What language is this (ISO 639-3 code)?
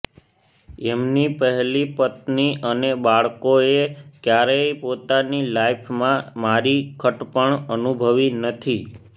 guj